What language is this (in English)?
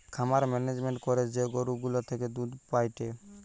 Bangla